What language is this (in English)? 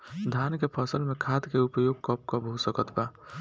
Bhojpuri